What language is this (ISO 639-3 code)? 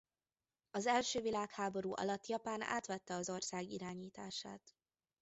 hun